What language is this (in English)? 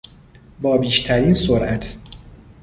Persian